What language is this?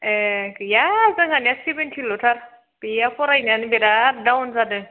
Bodo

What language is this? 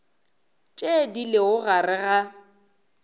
Northern Sotho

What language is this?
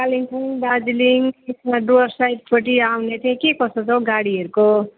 Nepali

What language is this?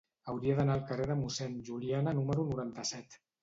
Catalan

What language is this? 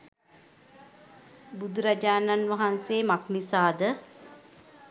Sinhala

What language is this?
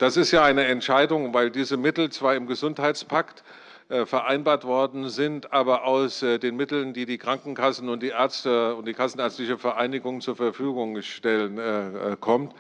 German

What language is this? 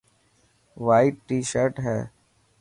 Dhatki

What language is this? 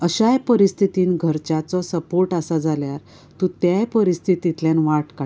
Konkani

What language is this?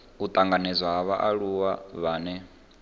Venda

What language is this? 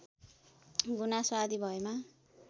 Nepali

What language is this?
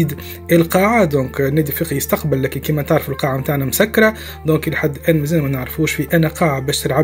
Arabic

